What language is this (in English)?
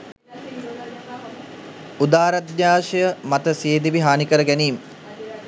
Sinhala